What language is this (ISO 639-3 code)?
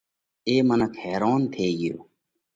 kvx